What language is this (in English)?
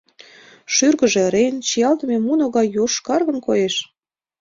Mari